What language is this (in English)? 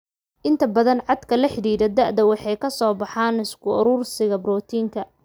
Somali